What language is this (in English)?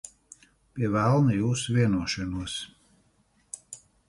Latvian